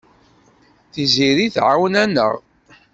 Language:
Kabyle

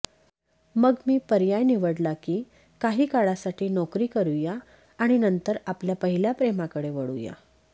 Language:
Marathi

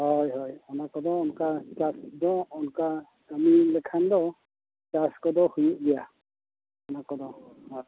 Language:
Santali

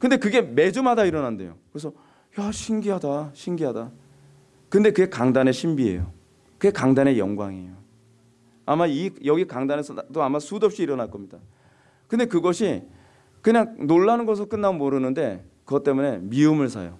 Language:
Korean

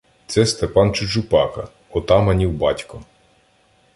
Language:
Ukrainian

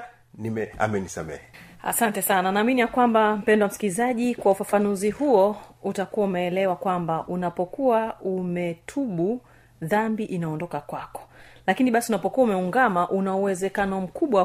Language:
Swahili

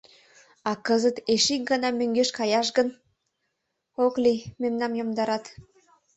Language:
Mari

